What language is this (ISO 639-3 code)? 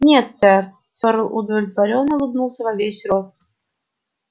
rus